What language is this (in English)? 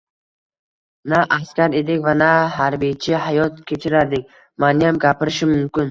Uzbek